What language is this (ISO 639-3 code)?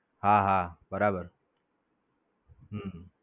guj